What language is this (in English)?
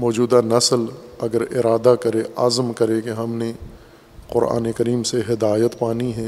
Urdu